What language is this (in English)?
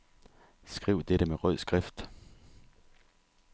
Danish